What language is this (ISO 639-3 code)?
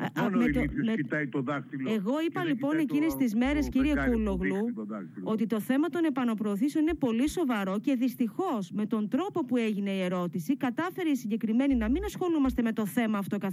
ell